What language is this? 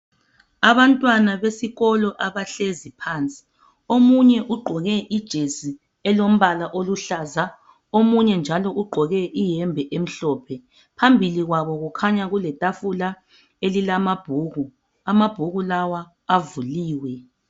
North Ndebele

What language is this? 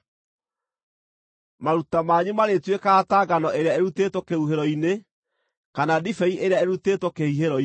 Kikuyu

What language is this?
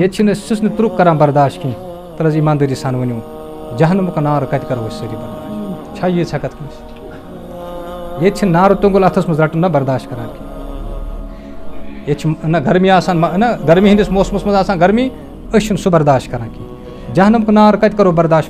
Arabic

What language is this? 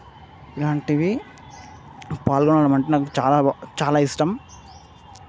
Telugu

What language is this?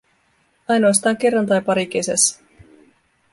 Finnish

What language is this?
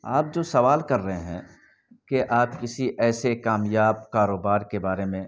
Urdu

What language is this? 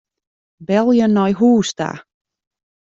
Western Frisian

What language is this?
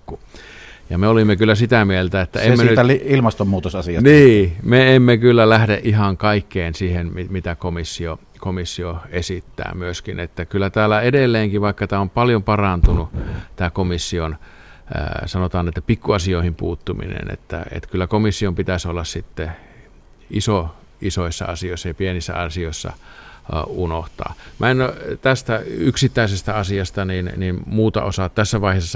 Finnish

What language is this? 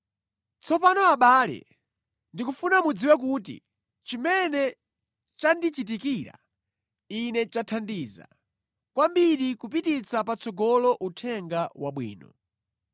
Nyanja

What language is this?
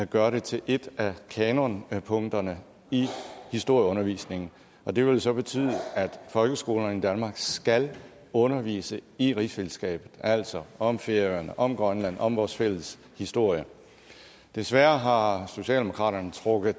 Danish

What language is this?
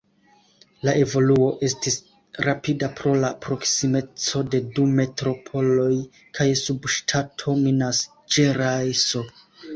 Esperanto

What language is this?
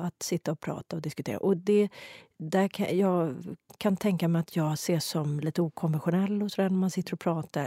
Swedish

